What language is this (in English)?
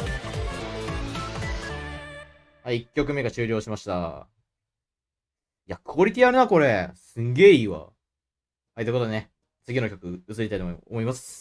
Japanese